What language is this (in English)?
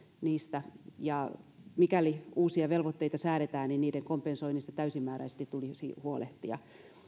Finnish